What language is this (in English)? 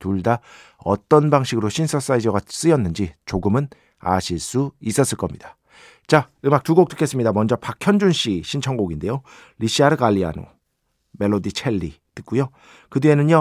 Korean